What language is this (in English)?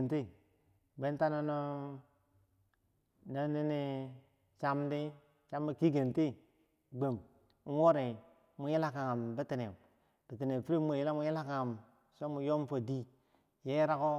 Bangwinji